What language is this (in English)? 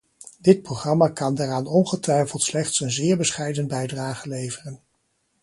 Dutch